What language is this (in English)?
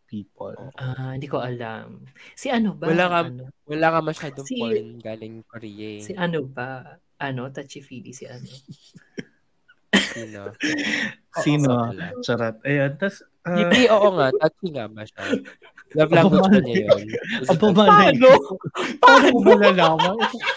Filipino